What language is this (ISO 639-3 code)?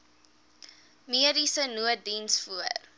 afr